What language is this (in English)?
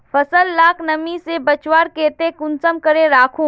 Magahi